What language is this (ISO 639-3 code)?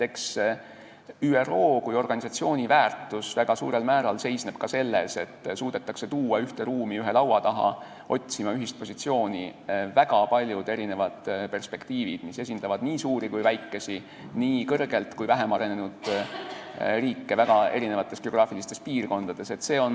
est